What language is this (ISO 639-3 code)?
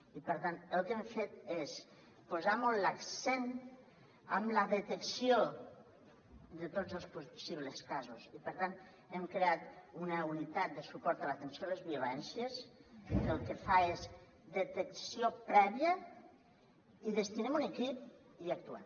cat